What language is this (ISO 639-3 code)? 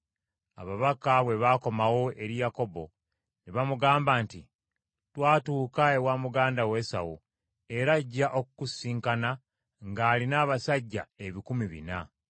lug